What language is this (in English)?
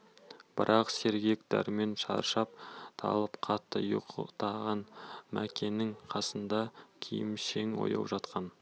Kazakh